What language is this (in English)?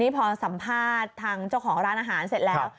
Thai